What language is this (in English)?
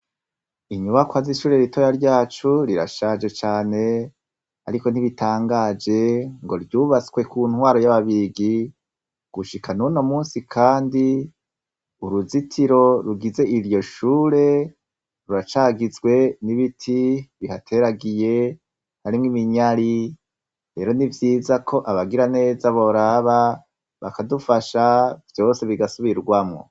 Rundi